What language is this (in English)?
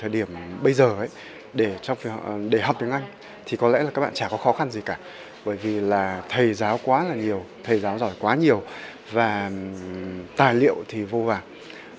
Vietnamese